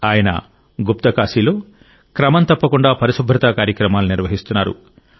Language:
Telugu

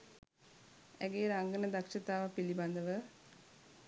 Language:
Sinhala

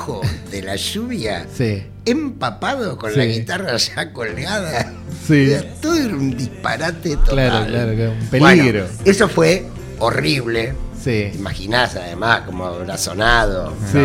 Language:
Spanish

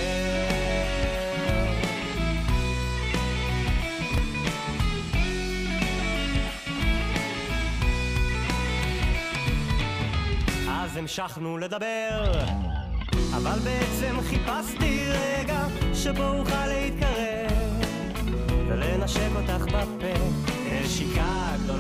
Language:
Hebrew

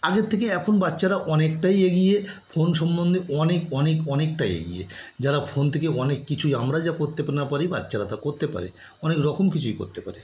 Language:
Bangla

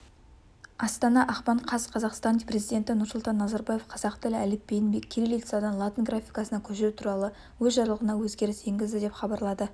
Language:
Kazakh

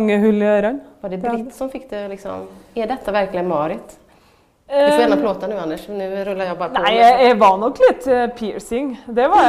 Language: Swedish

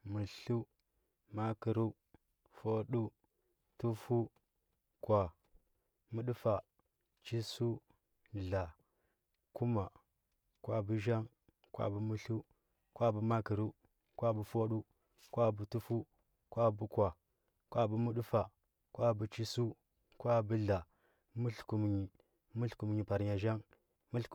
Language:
Huba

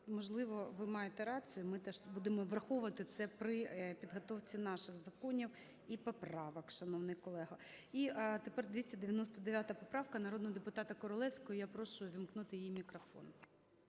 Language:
Ukrainian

